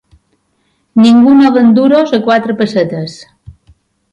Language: Catalan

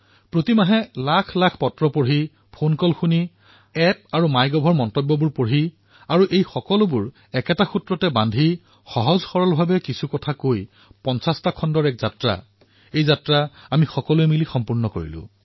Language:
Assamese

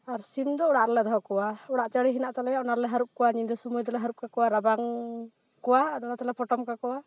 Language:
Santali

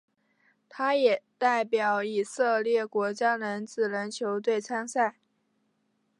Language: Chinese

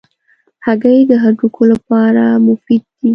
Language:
Pashto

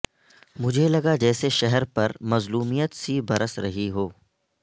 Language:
Urdu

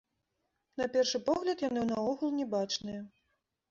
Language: Belarusian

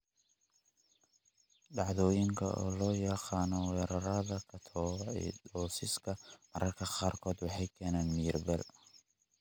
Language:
Somali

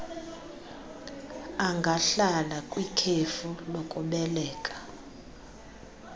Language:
Xhosa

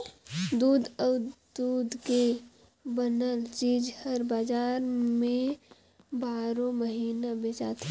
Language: Chhattisgarhi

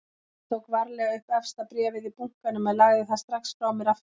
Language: Icelandic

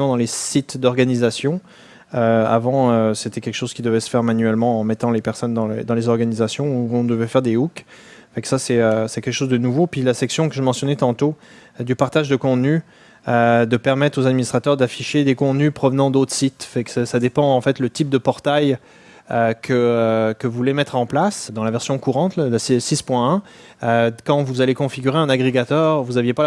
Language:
French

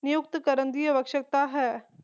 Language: Punjabi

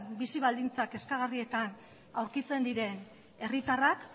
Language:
Basque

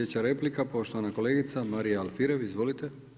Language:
Croatian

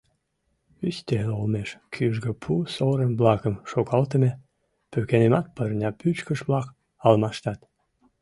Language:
Mari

